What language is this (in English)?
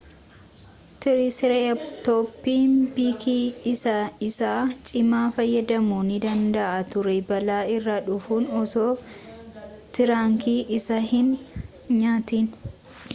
Oromo